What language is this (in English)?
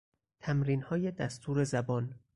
Persian